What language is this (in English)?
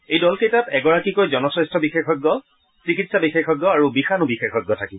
Assamese